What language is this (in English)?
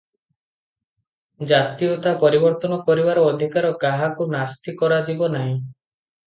Odia